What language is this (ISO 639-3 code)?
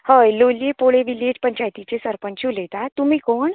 kok